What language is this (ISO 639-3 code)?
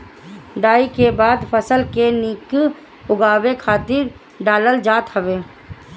bho